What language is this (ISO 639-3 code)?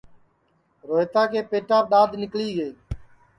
ssi